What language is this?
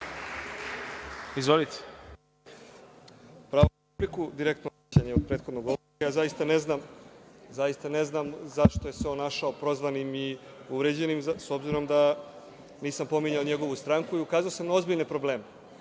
Serbian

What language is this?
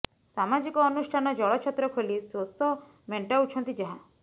Odia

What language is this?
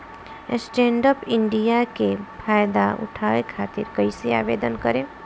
Bhojpuri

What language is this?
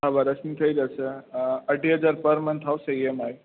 Gujarati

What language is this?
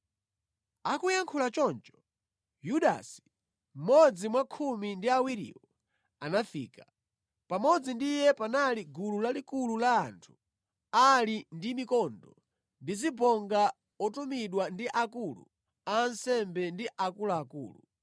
Nyanja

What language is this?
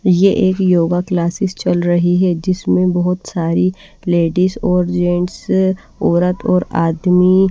Hindi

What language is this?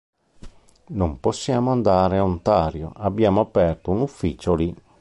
Italian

